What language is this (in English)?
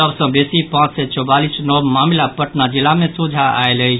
Maithili